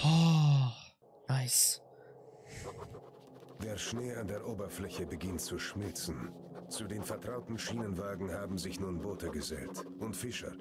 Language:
German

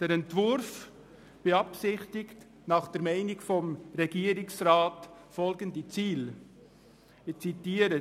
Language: Swiss German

